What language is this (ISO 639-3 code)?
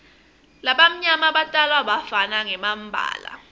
ssw